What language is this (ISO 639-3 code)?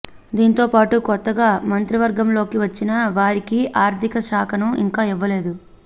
tel